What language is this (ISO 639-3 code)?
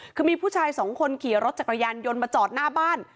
tha